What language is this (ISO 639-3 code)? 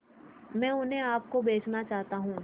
hin